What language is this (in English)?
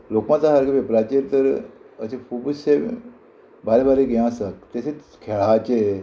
Konkani